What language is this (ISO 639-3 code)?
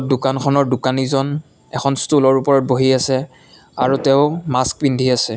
asm